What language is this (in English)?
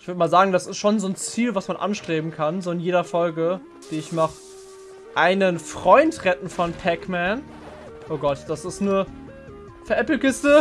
German